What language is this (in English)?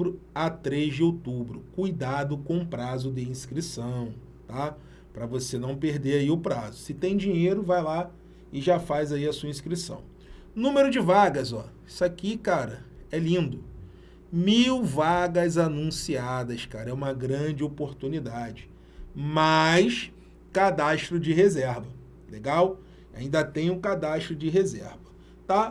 Portuguese